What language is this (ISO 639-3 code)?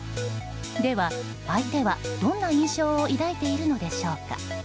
jpn